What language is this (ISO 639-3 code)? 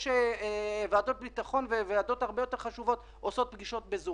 heb